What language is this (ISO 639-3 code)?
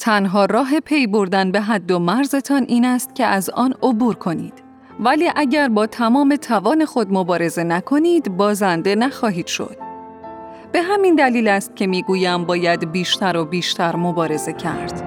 fas